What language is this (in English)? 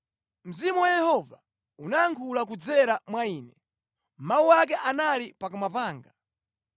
Nyanja